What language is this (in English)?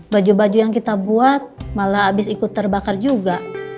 Indonesian